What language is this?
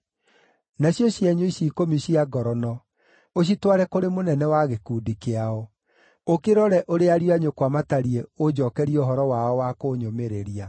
Kikuyu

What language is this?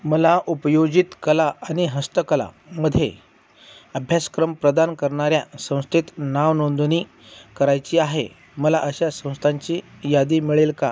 Marathi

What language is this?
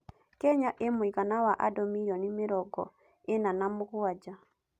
Kikuyu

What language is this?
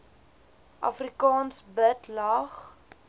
Afrikaans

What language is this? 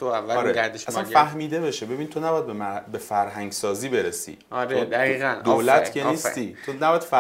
Persian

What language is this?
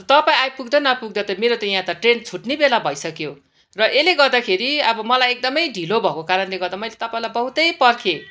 Nepali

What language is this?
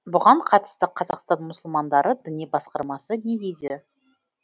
Kazakh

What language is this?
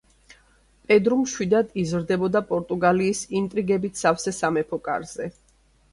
Georgian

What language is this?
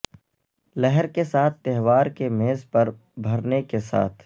Urdu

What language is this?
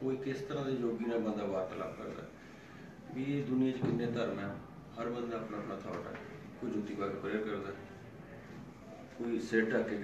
Punjabi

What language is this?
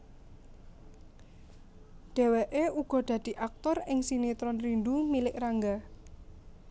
Javanese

